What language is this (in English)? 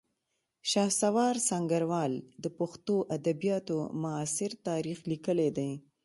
Pashto